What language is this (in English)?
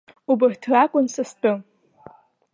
Abkhazian